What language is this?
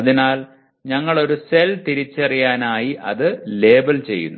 Malayalam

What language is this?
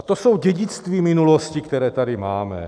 Czech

